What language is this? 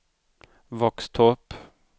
Swedish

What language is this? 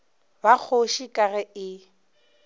Northern Sotho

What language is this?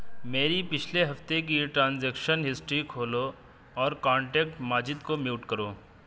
Urdu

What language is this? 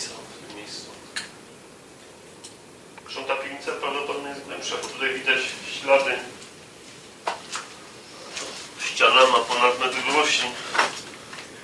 Polish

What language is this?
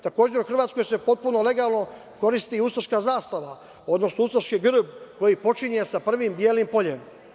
Serbian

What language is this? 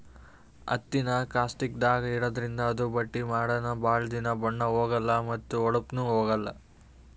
Kannada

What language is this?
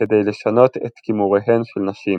Hebrew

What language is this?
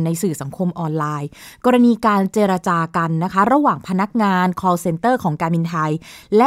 Thai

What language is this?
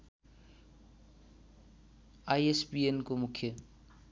Nepali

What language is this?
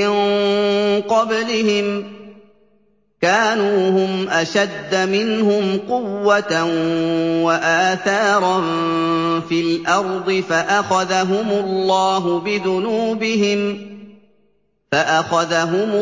Arabic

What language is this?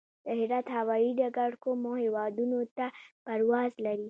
Pashto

